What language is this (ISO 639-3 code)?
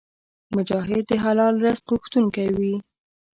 pus